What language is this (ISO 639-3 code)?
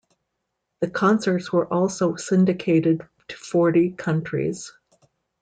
eng